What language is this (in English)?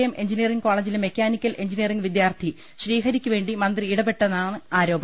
Malayalam